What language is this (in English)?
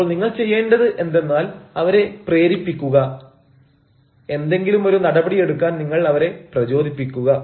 Malayalam